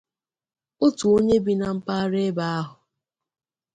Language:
Igbo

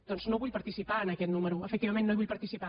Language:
Catalan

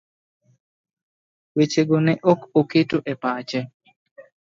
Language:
Luo (Kenya and Tanzania)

